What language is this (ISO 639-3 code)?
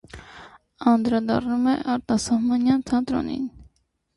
hye